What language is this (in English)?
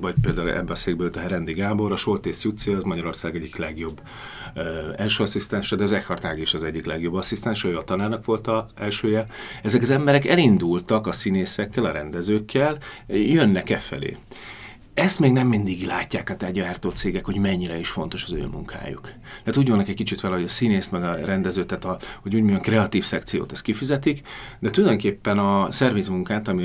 Hungarian